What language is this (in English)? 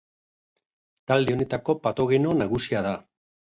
Basque